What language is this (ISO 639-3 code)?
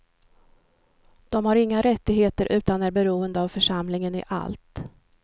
swe